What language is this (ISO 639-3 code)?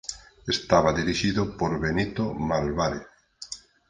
glg